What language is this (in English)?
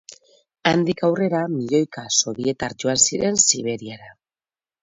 Basque